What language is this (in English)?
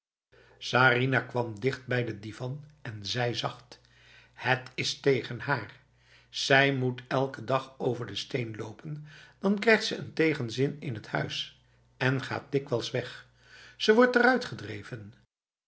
Dutch